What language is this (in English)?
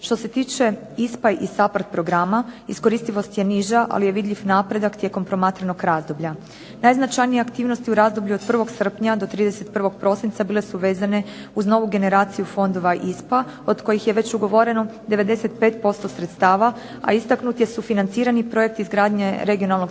Croatian